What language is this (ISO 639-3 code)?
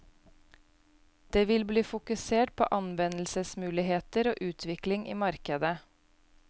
nor